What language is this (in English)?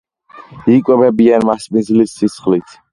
Georgian